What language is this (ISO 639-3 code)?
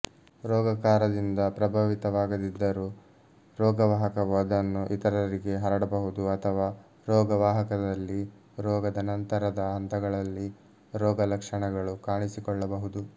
kan